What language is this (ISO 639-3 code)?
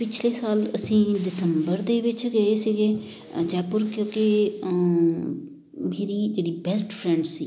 pan